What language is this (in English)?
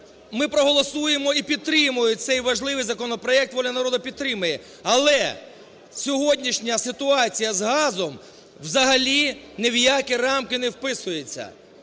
Ukrainian